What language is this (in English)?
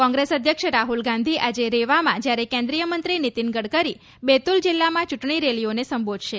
Gujarati